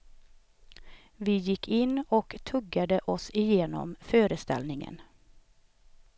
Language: Swedish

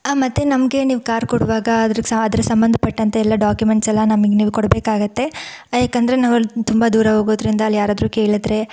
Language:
Kannada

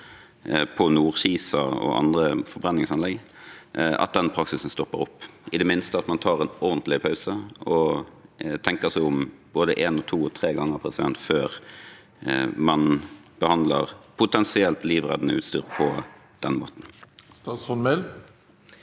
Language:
Norwegian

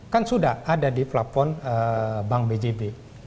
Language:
Indonesian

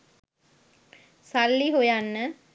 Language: Sinhala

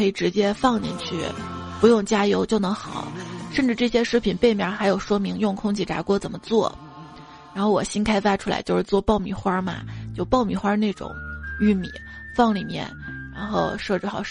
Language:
Chinese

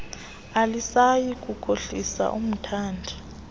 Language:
Xhosa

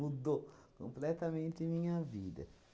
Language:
Portuguese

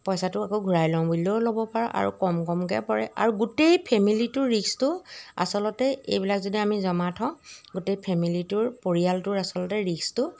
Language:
Assamese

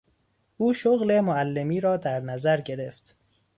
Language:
Persian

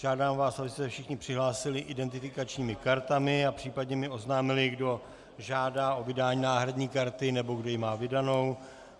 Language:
Czech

